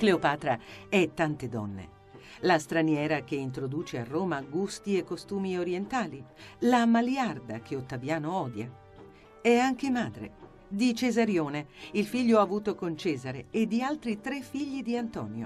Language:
Italian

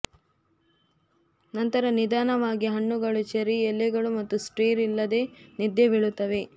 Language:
Kannada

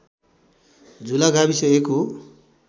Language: Nepali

